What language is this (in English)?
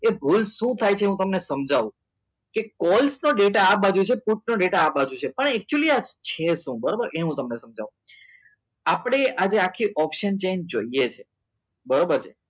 Gujarati